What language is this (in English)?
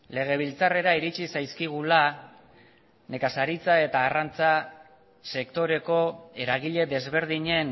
Basque